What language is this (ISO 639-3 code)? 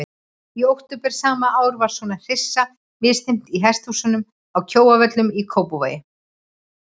isl